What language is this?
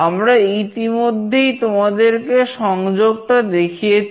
Bangla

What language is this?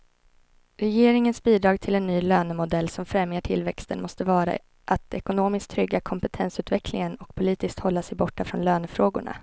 Swedish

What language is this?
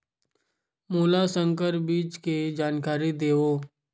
Chhattisgarhi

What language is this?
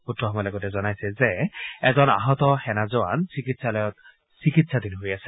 Assamese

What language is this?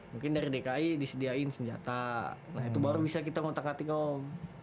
Indonesian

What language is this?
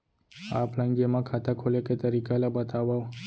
Chhattisgarhi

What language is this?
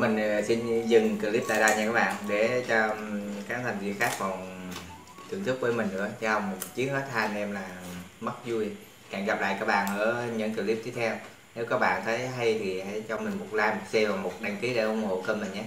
Vietnamese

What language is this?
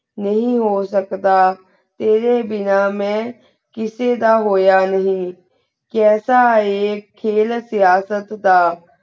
Punjabi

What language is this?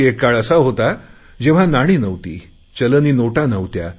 Marathi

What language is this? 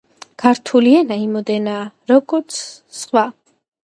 Georgian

